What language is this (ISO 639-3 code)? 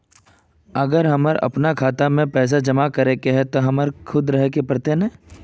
mag